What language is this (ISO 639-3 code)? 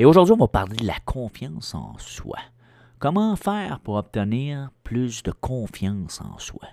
fra